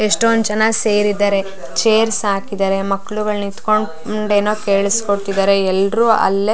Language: Kannada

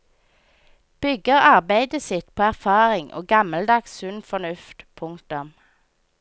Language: Norwegian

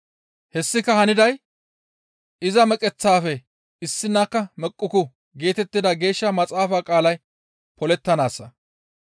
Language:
Gamo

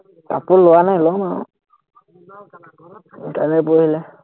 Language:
Assamese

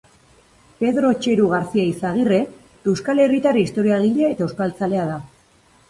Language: Basque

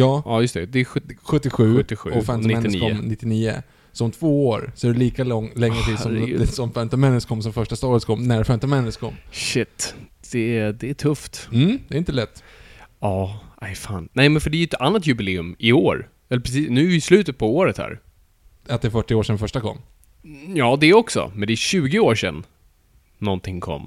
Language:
Swedish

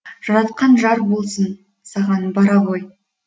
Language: Kazakh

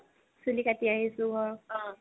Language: Assamese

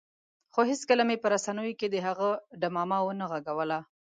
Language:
Pashto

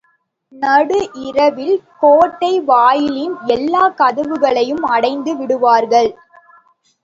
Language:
Tamil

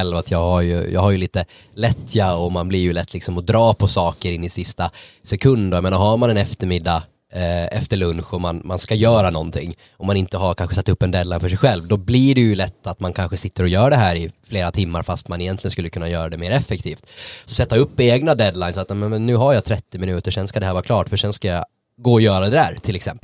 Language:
Swedish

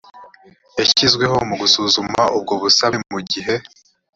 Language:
Kinyarwanda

